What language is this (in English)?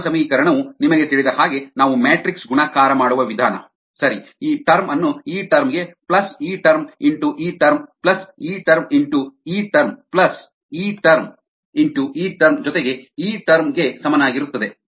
Kannada